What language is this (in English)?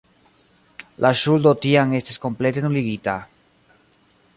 Esperanto